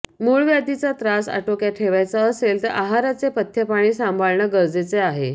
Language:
Marathi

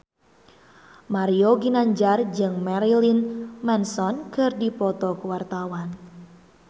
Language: Sundanese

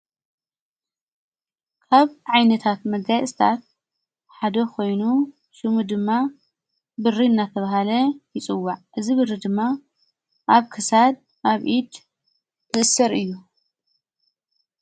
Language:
Tigrinya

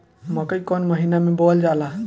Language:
Bhojpuri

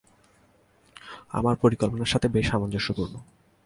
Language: Bangla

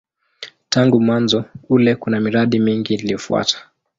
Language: Swahili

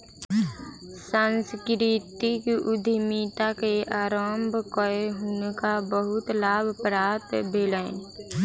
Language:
Maithili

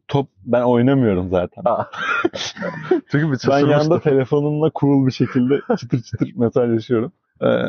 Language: Turkish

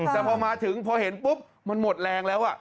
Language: Thai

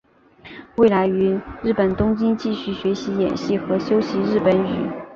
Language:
Chinese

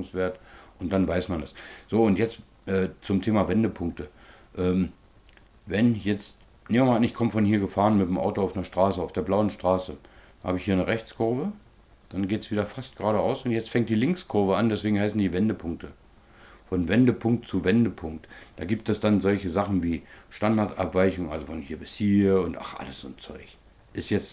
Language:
German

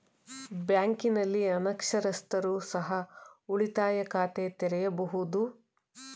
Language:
Kannada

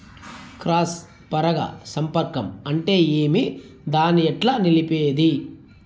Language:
Telugu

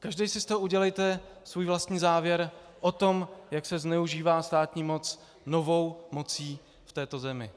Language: Czech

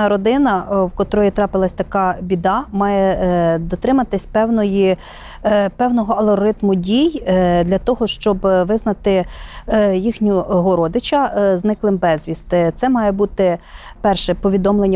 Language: Ukrainian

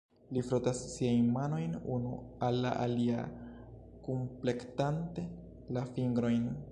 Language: Esperanto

